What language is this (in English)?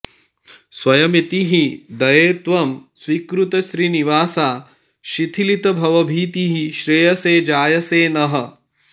Sanskrit